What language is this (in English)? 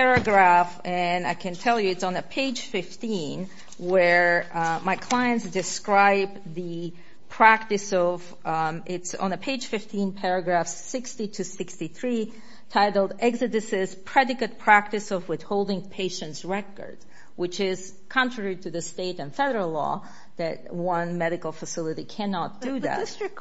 English